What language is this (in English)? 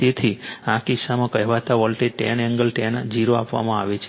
Gujarati